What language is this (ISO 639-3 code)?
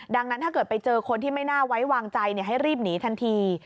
tha